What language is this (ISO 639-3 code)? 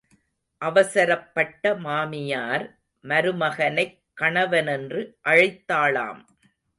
tam